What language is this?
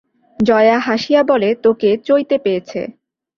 Bangla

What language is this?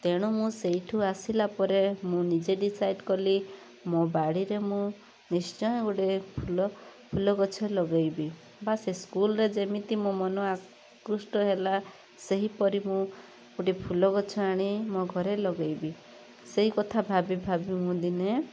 Odia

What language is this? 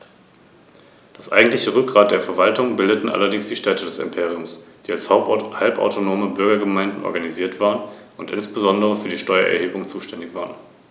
German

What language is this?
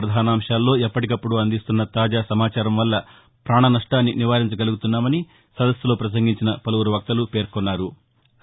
Telugu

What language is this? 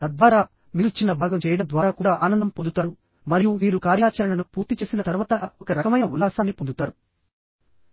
Telugu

